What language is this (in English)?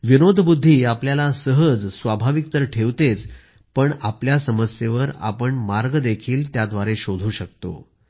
Marathi